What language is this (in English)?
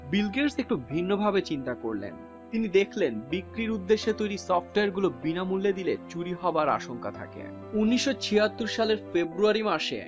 Bangla